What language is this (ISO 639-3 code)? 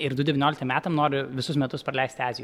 lit